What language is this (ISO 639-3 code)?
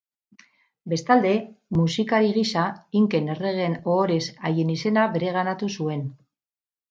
eus